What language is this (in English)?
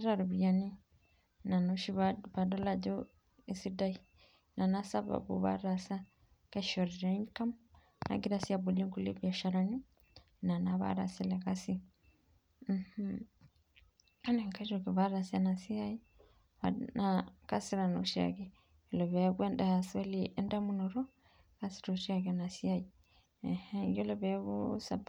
Masai